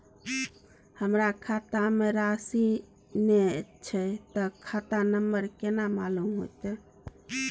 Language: Maithili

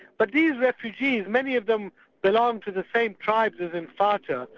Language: English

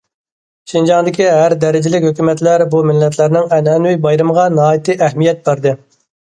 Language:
Uyghur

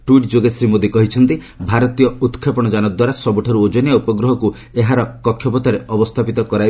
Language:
Odia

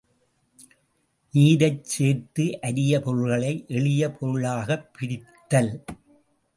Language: Tamil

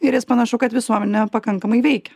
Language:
Lithuanian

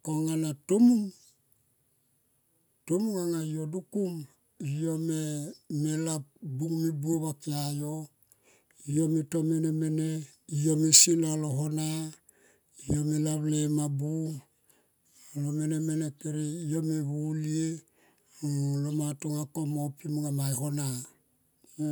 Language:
Tomoip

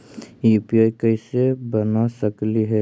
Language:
Magahi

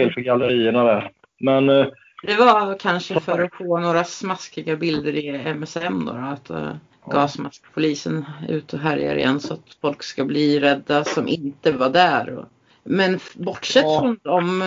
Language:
Swedish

